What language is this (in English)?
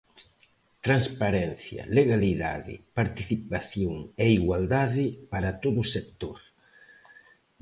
Galician